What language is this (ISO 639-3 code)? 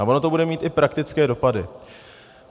ces